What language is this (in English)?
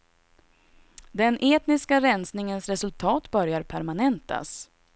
Swedish